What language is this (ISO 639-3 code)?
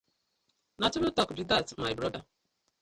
pcm